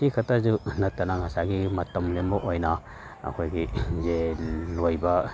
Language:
Manipuri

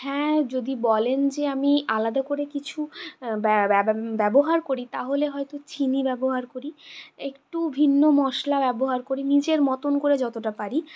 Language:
Bangla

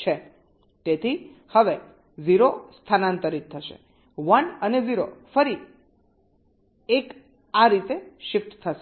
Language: Gujarati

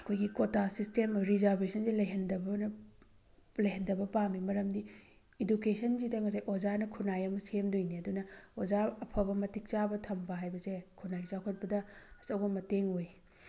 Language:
Manipuri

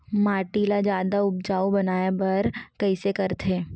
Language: Chhattisgarhi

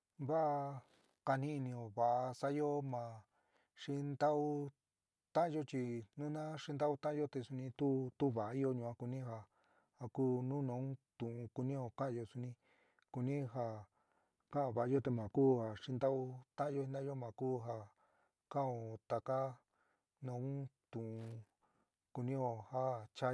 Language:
San Miguel El Grande Mixtec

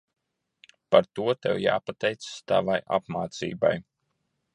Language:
Latvian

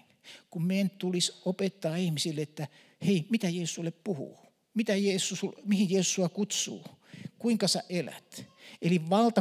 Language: Finnish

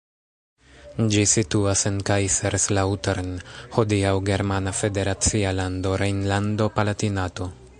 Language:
Esperanto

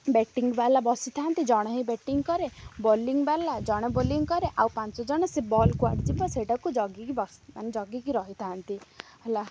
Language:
Odia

